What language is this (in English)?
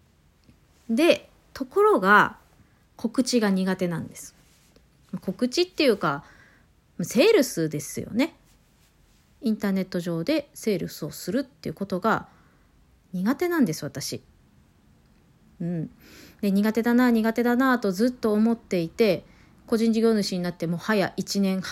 Japanese